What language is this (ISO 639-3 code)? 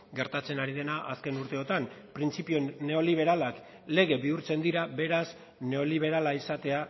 eus